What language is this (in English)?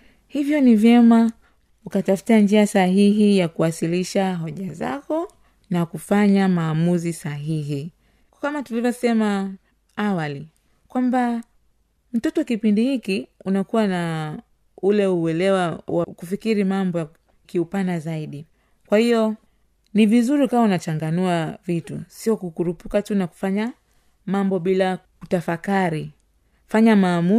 Swahili